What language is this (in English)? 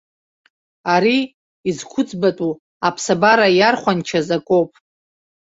Abkhazian